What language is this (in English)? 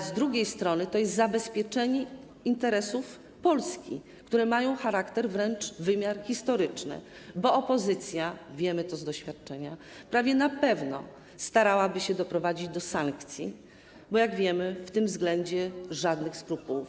Polish